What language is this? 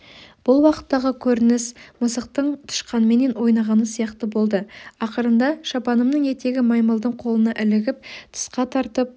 Kazakh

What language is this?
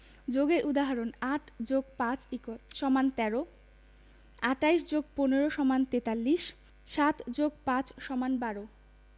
Bangla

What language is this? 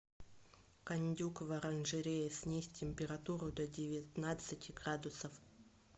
Russian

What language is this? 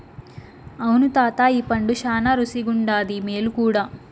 Telugu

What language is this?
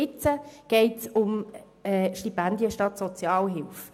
Swiss German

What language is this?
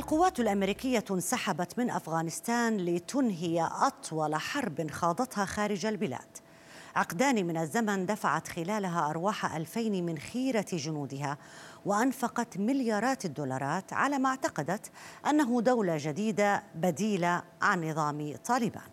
Arabic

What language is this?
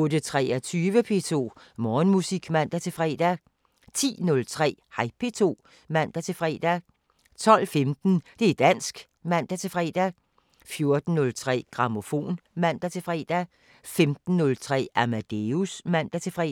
Danish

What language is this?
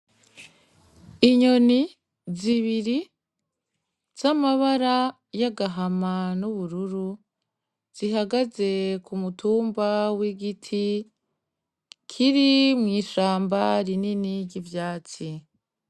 Rundi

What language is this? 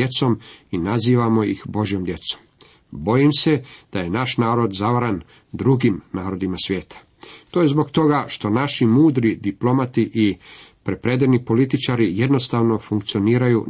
Croatian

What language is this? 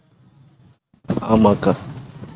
Tamil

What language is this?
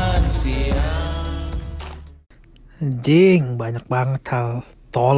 Indonesian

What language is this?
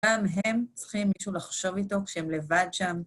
Hebrew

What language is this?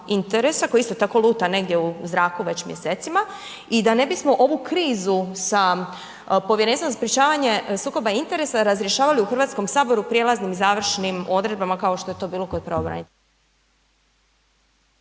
Croatian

